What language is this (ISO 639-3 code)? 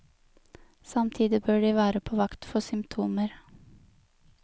nor